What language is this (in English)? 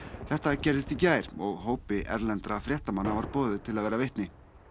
Icelandic